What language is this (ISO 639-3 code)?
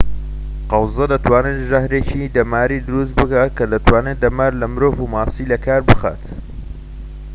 ckb